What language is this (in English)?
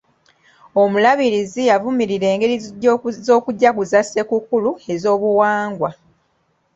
Ganda